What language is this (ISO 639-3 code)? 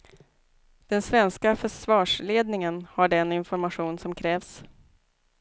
swe